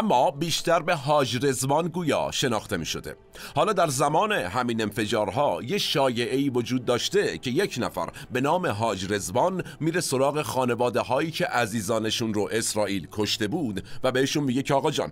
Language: Persian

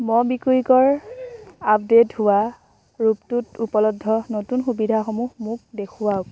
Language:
Assamese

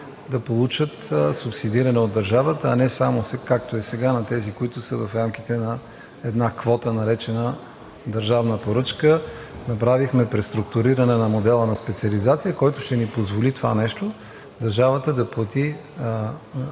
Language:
Bulgarian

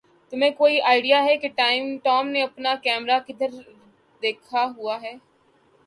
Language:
Urdu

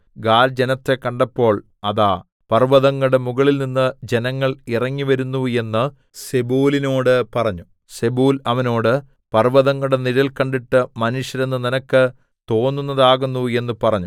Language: Malayalam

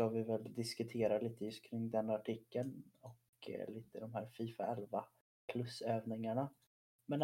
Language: Swedish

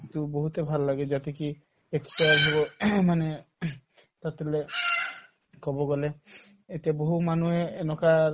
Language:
Assamese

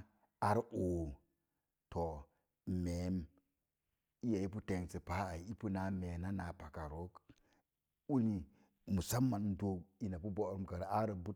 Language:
Mom Jango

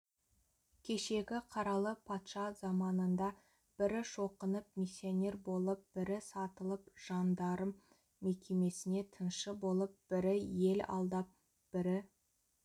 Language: Kazakh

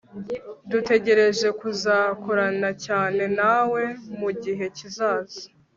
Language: Kinyarwanda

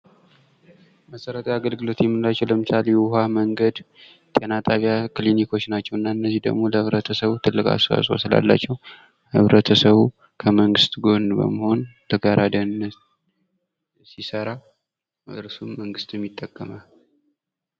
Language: Amharic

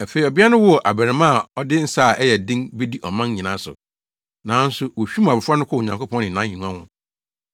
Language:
Akan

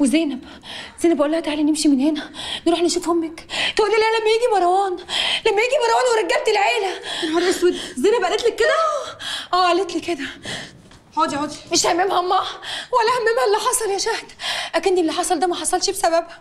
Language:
Arabic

